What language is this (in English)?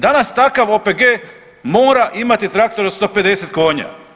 Croatian